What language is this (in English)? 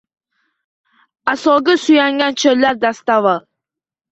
Uzbek